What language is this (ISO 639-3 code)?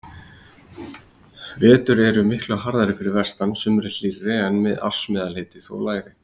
isl